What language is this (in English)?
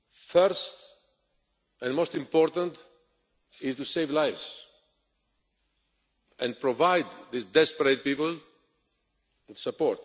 English